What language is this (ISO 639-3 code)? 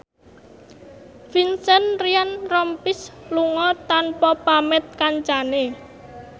jav